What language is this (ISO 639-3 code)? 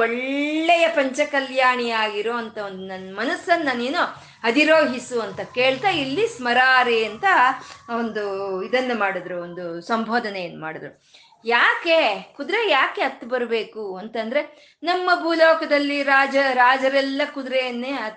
kan